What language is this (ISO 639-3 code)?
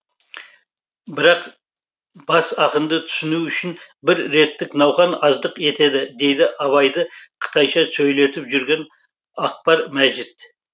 kaz